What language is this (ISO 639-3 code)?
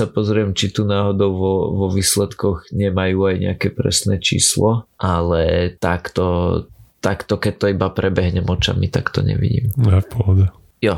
slk